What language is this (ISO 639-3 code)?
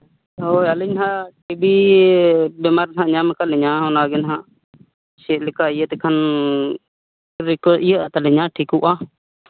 sat